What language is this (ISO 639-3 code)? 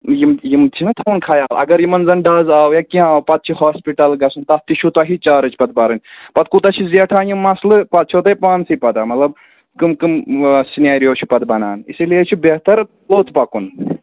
kas